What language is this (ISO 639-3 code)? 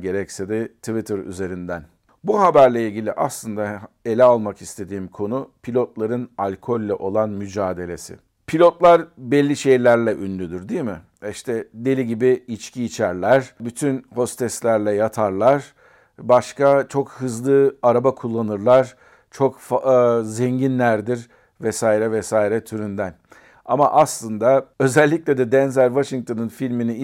tur